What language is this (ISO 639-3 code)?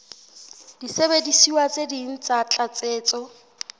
sot